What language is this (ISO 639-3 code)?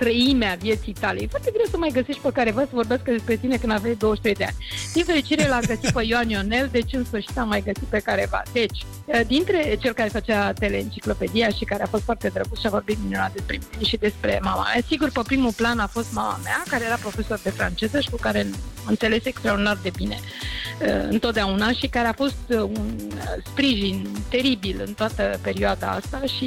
ron